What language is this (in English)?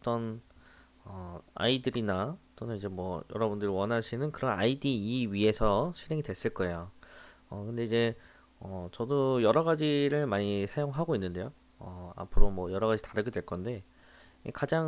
Korean